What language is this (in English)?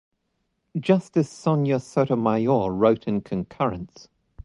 English